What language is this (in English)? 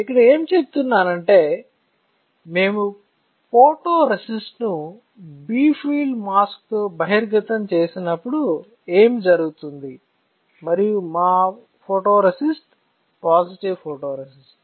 Telugu